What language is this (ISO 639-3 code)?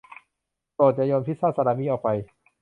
tha